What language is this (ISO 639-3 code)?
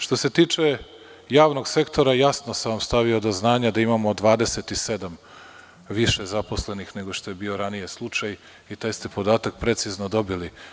srp